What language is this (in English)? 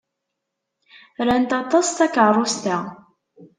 Kabyle